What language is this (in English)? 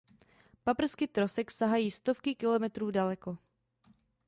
Czech